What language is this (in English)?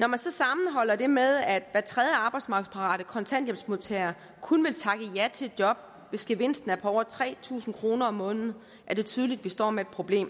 Danish